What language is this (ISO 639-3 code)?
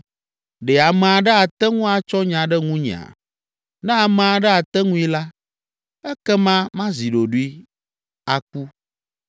ewe